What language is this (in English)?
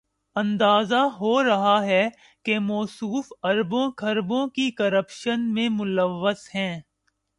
Urdu